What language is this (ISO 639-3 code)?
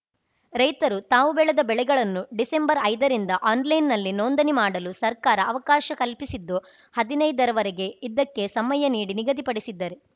kan